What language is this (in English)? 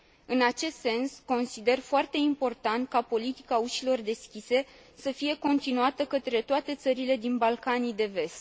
Romanian